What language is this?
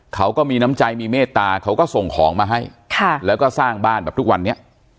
Thai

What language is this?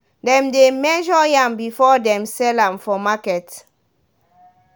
Nigerian Pidgin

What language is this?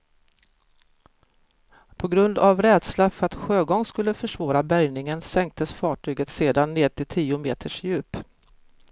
Swedish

